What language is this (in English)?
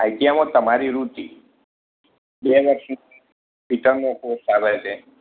Gujarati